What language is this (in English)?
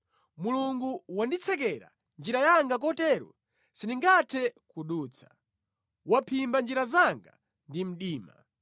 Nyanja